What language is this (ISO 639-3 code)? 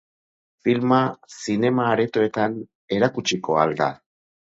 eus